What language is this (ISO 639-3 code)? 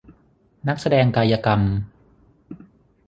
tha